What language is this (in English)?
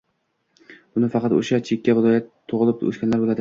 Uzbek